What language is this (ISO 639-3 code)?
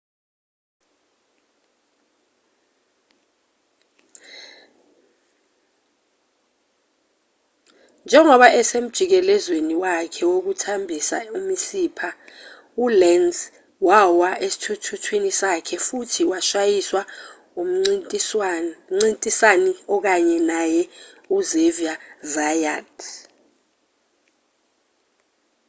zul